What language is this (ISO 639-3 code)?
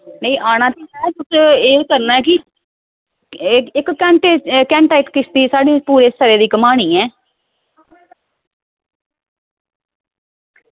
doi